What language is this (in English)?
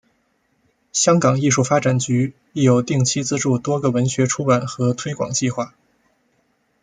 Chinese